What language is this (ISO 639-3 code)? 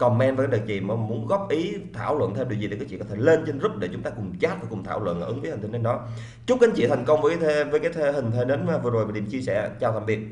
vie